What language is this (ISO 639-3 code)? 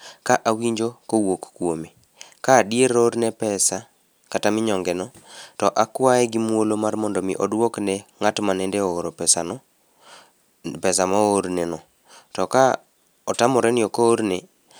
luo